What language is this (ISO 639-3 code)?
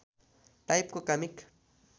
nep